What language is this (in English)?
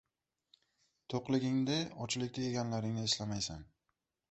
Uzbek